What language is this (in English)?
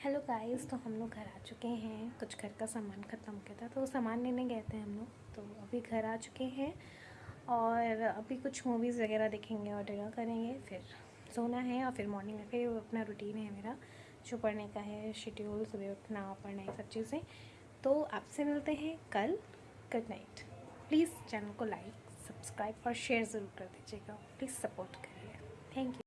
Hindi